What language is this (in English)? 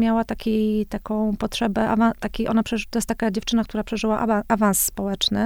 Polish